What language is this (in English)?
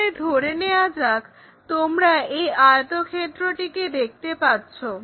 Bangla